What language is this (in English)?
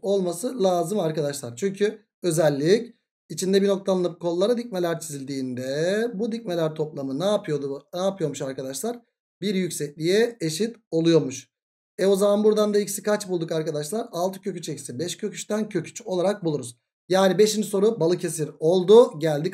Turkish